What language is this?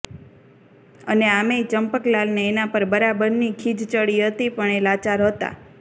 Gujarati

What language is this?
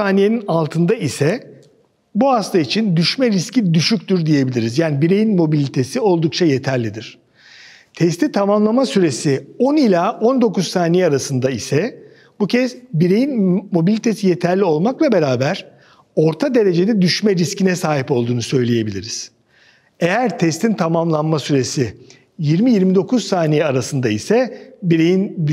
Turkish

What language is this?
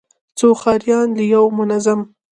Pashto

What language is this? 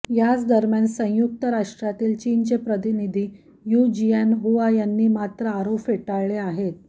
Marathi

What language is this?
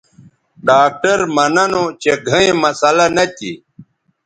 Bateri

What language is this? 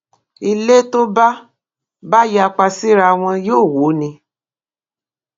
Yoruba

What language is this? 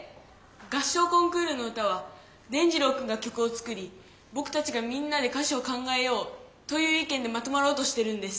Japanese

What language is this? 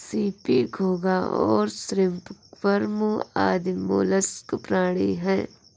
Hindi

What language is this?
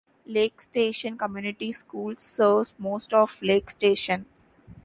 English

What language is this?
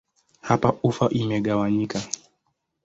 Swahili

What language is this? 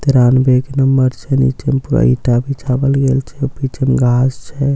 Maithili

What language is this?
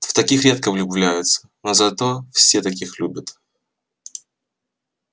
Russian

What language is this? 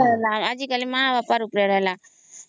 Odia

